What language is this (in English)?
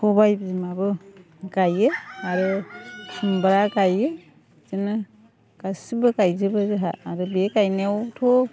Bodo